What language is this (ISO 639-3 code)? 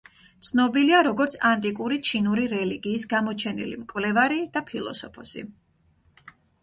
kat